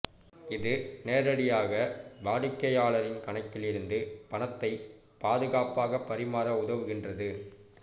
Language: Tamil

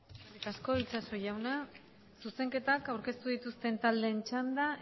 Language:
Basque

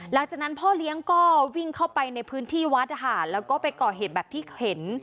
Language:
Thai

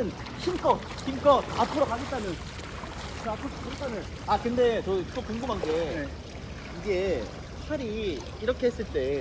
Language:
Korean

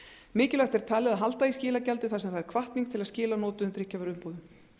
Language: Icelandic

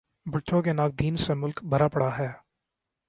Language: Urdu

